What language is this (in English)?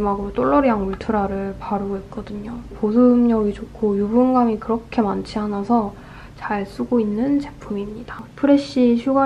Korean